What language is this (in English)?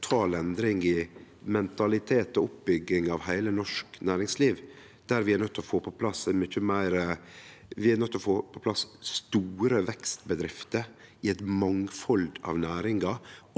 Norwegian